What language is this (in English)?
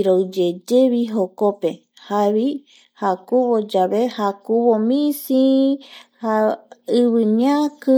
Eastern Bolivian Guaraní